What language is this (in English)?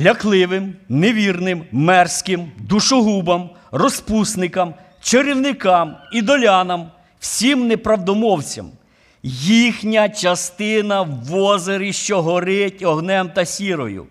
Ukrainian